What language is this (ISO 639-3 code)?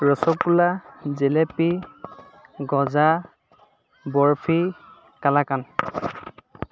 asm